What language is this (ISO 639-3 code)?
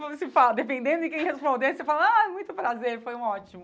por